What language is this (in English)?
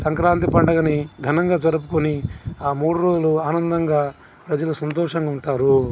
Telugu